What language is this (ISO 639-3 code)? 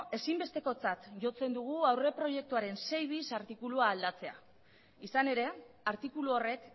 eus